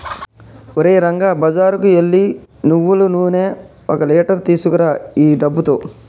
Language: Telugu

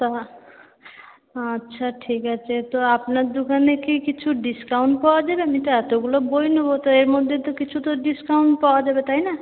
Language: Bangla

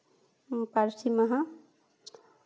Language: Santali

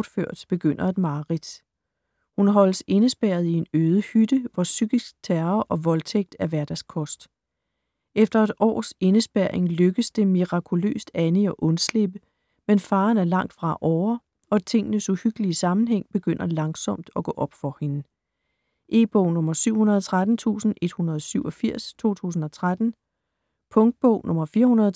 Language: Danish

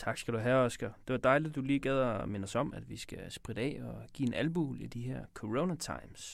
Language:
Danish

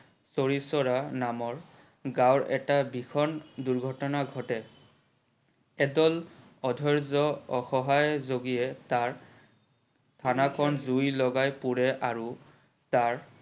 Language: Assamese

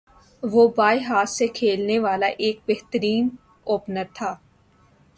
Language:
Urdu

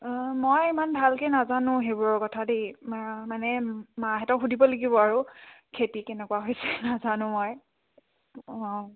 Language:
Assamese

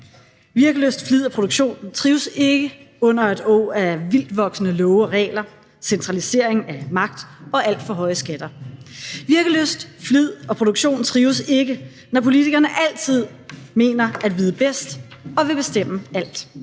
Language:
Danish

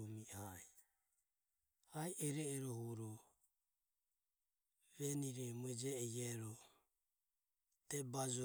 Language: Ömie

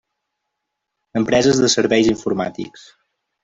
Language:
Catalan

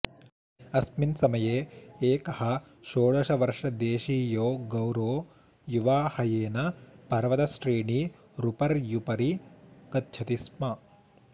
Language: Sanskrit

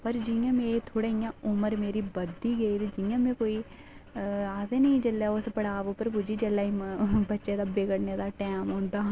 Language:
Dogri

